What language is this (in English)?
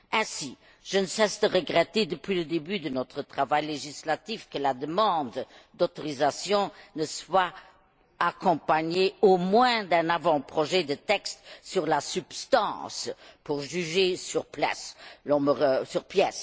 French